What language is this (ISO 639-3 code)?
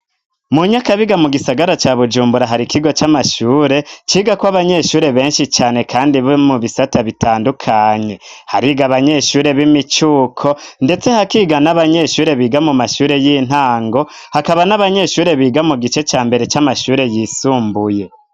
run